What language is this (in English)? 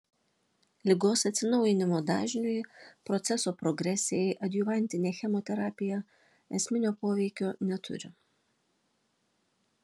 Lithuanian